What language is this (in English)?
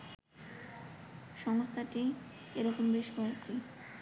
Bangla